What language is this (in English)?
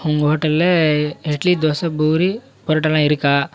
Tamil